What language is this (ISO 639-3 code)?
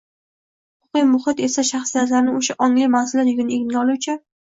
uzb